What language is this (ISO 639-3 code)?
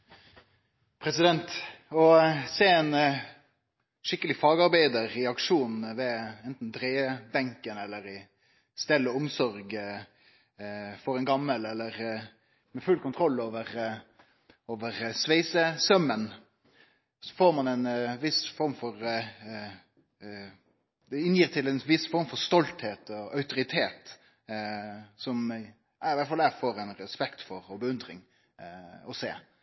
nno